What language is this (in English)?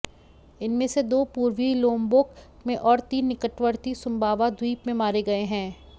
Hindi